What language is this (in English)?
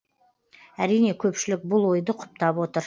Kazakh